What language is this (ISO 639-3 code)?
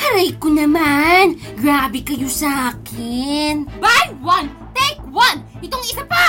fil